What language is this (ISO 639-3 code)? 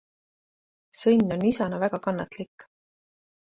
est